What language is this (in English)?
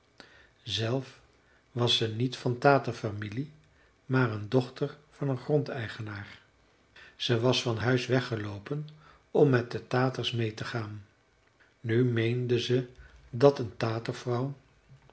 Dutch